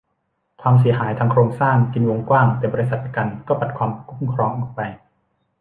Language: Thai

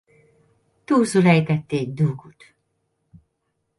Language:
Hungarian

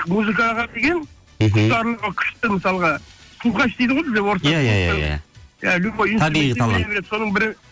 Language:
Kazakh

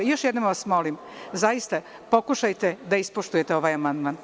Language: Serbian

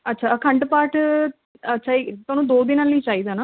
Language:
Punjabi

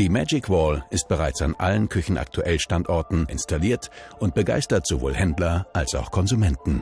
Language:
German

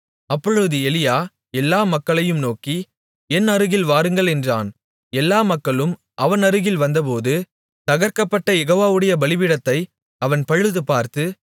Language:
Tamil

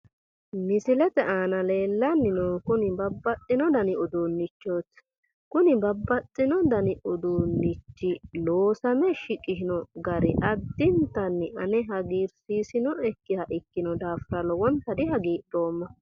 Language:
Sidamo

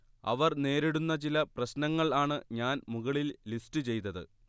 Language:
Malayalam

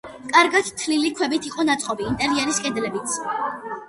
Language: Georgian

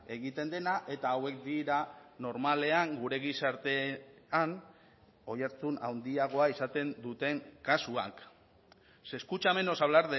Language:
Basque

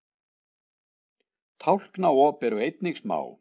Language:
Icelandic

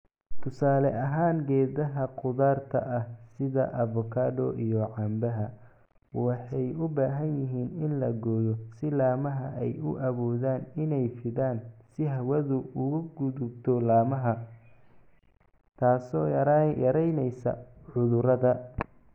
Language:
Somali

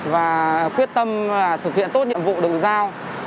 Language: Vietnamese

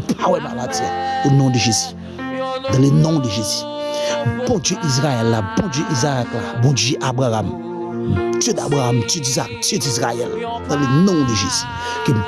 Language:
French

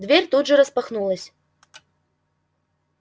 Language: Russian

